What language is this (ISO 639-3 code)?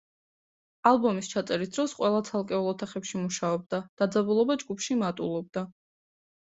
kat